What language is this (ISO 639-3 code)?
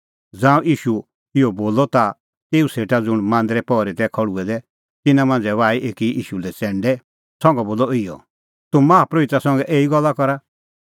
kfx